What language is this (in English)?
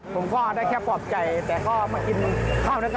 Thai